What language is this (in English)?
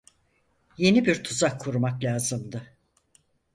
Turkish